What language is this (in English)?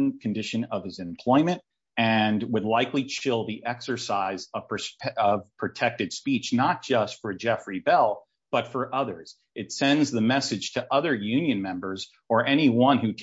English